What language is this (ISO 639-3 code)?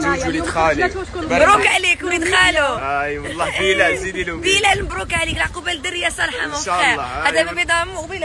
ara